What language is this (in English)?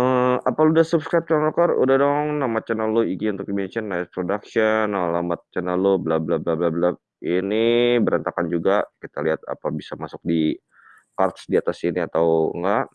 Indonesian